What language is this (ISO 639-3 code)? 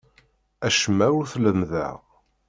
kab